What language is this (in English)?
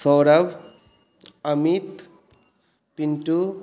Maithili